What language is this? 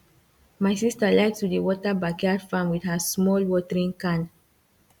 Nigerian Pidgin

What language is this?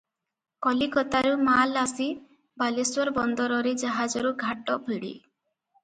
Odia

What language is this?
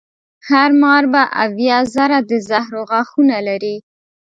Pashto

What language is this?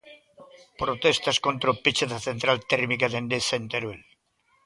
Galician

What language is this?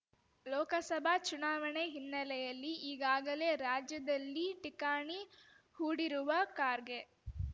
Kannada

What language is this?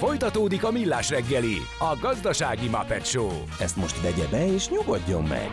Hungarian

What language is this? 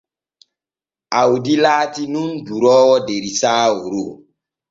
Borgu Fulfulde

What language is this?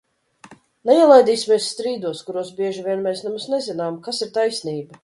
Latvian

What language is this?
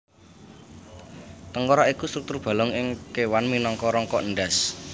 Javanese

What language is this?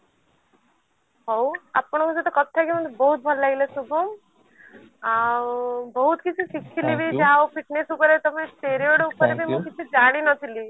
Odia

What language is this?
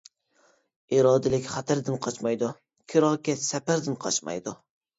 Uyghur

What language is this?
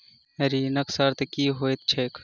Maithili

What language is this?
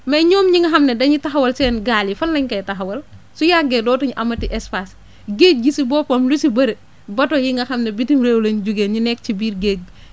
Wolof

